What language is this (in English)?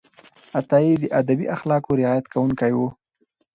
Pashto